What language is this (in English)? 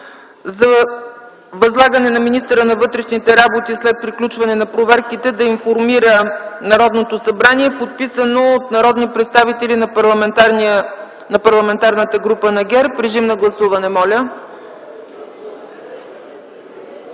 Bulgarian